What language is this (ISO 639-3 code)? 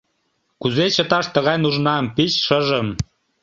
chm